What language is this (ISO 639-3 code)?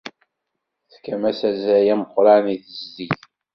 kab